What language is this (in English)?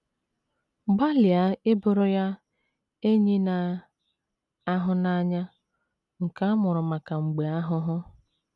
Igbo